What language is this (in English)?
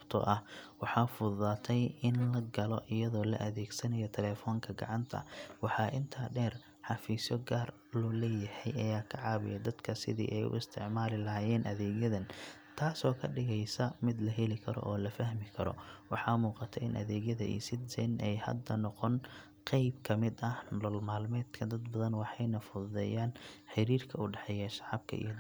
Somali